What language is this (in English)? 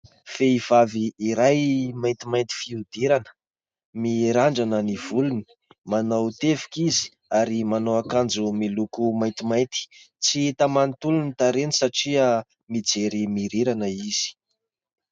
Malagasy